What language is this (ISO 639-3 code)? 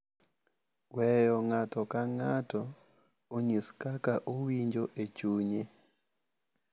luo